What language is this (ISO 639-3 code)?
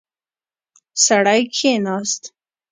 pus